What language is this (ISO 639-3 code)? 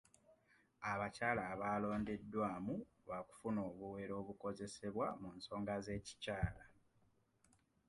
lug